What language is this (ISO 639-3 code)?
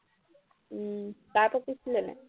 asm